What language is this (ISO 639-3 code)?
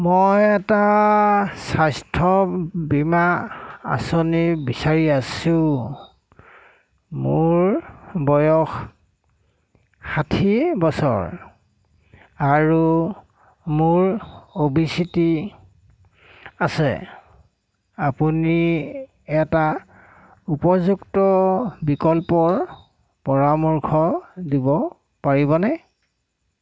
asm